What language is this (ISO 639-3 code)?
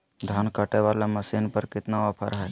mag